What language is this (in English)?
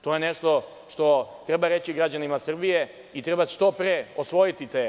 Serbian